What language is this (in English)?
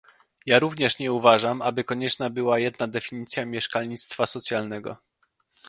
Polish